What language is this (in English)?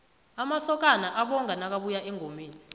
South Ndebele